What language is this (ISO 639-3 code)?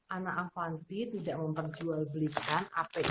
ind